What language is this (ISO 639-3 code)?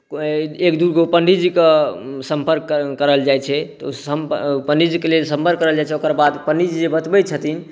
mai